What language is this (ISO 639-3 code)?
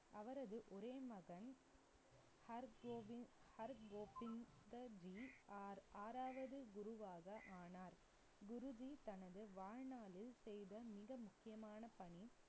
tam